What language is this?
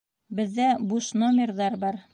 Bashkir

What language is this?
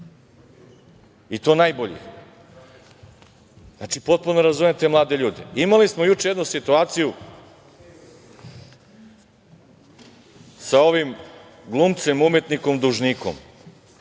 Serbian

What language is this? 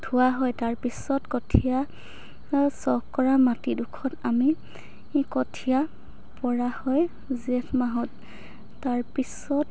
Assamese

